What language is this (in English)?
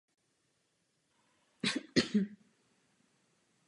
Czech